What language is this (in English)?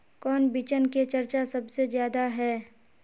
Magahi